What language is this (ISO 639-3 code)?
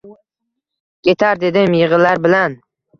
uzb